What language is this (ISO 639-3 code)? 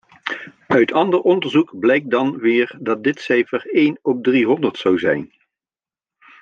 nld